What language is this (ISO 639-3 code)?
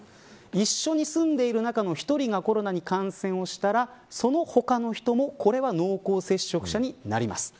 jpn